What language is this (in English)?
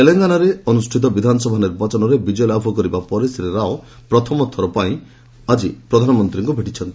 Odia